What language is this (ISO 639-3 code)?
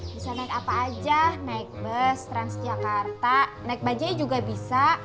ind